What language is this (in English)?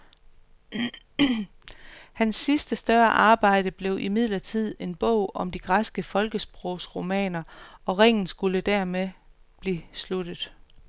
Danish